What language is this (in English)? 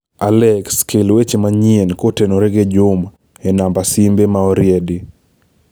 Luo (Kenya and Tanzania)